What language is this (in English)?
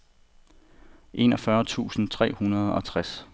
Danish